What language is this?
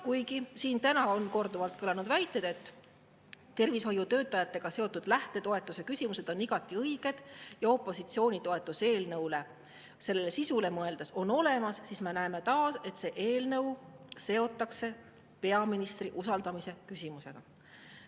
Estonian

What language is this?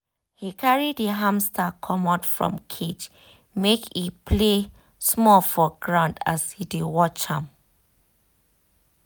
Nigerian Pidgin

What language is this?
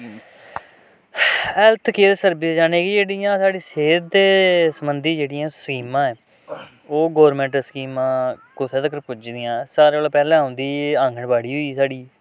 Dogri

